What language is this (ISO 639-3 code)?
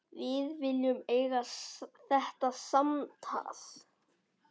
isl